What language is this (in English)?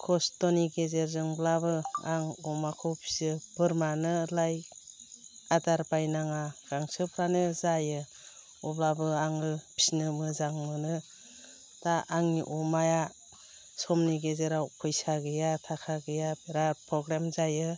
Bodo